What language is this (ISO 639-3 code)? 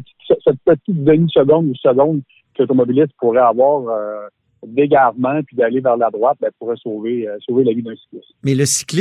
fra